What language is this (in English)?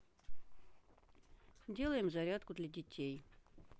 Russian